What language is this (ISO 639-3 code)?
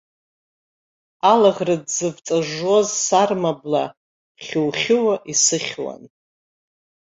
abk